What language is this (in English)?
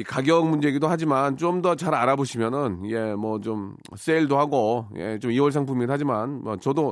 Korean